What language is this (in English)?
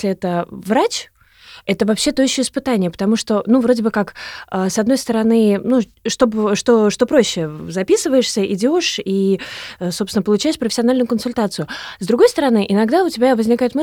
Russian